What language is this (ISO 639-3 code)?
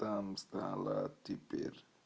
rus